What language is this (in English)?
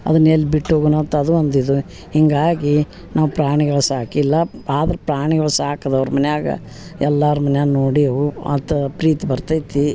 Kannada